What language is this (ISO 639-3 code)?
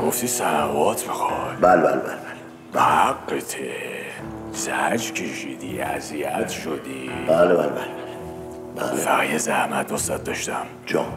fas